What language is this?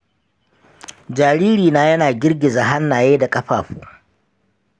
Hausa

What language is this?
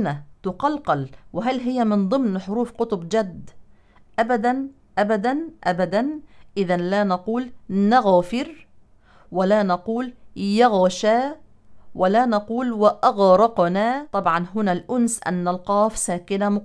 Arabic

